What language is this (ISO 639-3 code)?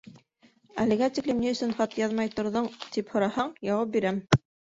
bak